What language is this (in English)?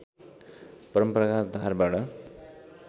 Nepali